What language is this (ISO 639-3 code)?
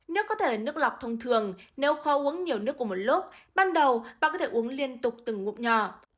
vie